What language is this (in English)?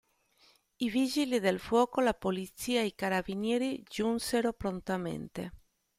Italian